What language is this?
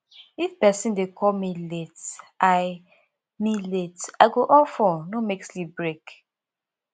Nigerian Pidgin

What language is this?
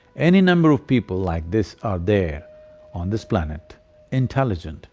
English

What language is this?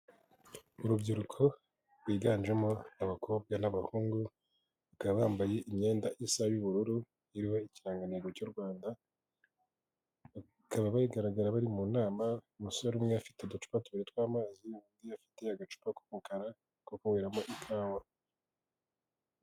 Kinyarwanda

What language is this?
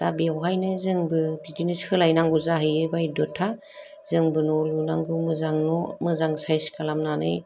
Bodo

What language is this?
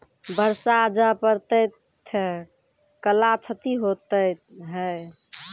Maithili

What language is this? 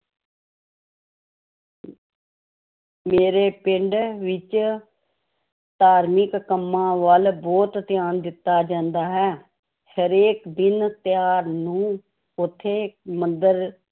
Punjabi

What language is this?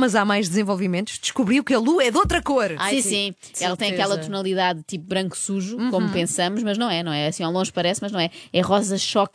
Portuguese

